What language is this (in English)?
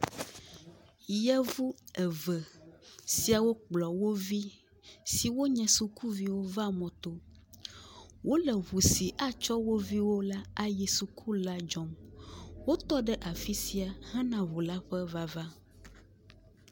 Ewe